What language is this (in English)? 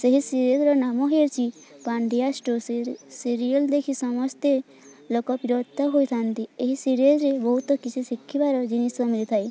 Odia